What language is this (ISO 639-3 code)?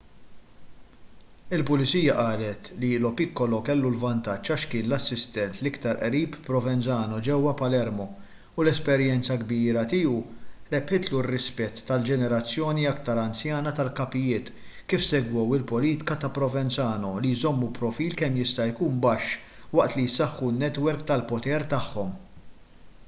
mlt